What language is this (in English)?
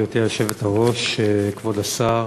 Hebrew